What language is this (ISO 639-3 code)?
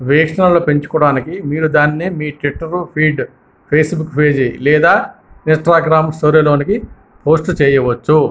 tel